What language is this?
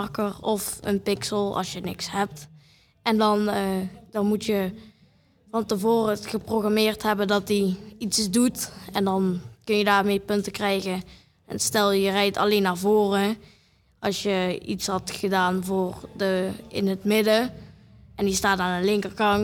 Dutch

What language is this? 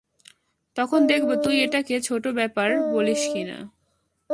Bangla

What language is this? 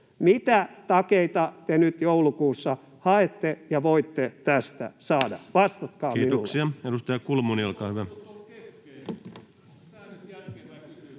Finnish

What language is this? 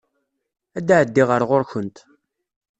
Kabyle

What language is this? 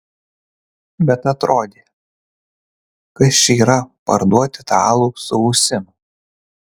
Lithuanian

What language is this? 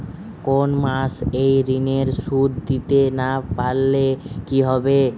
Bangla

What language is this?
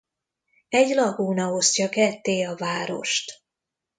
Hungarian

